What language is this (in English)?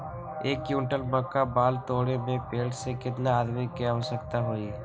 Magahi